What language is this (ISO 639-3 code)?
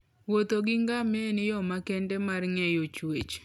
luo